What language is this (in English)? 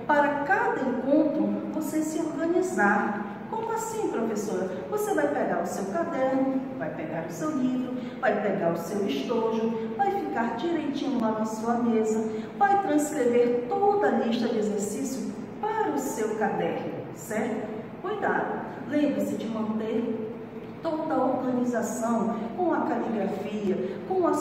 Portuguese